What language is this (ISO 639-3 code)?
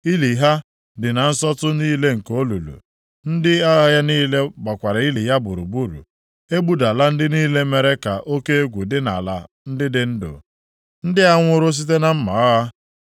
ibo